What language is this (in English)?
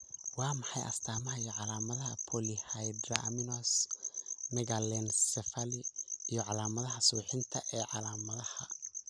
Somali